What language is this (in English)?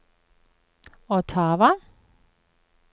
Norwegian